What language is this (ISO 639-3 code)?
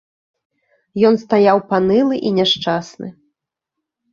bel